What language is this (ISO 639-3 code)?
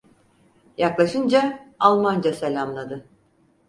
tur